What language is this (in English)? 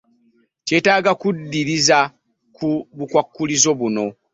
Ganda